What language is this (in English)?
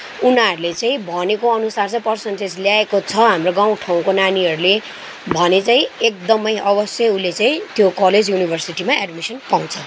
Nepali